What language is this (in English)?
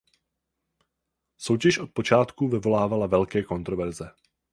Czech